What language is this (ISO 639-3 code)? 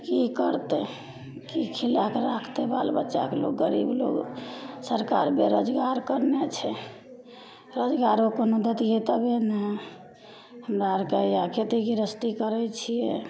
mai